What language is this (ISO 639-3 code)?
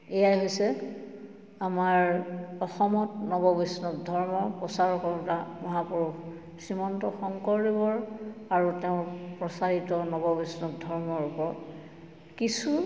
asm